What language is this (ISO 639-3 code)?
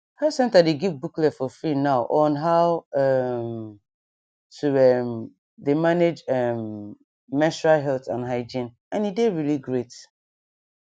pcm